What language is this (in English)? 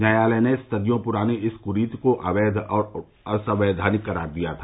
Hindi